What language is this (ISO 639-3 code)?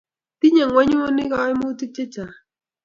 kln